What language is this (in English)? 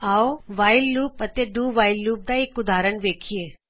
Punjabi